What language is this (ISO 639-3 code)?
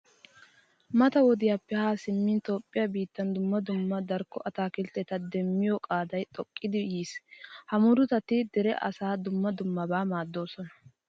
wal